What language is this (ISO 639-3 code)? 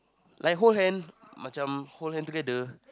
eng